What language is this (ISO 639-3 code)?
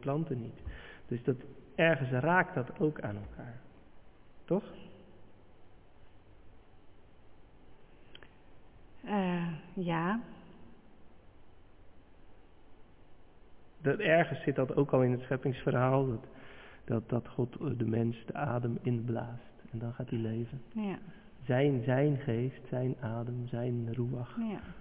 nld